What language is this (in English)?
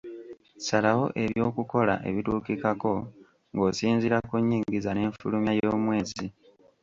Ganda